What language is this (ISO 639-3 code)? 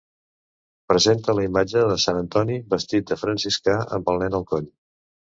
cat